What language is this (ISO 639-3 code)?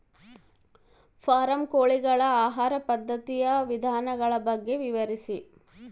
kan